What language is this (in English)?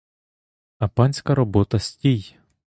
Ukrainian